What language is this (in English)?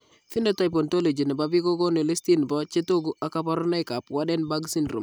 Kalenjin